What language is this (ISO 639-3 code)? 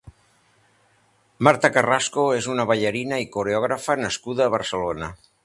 cat